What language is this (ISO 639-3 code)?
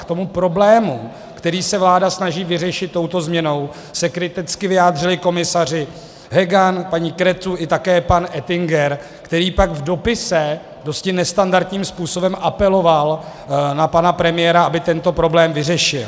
ces